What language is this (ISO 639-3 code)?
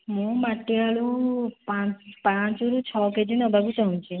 ori